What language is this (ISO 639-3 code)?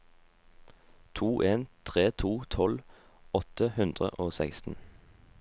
nor